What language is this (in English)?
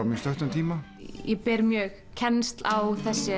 Icelandic